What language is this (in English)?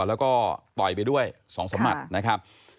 Thai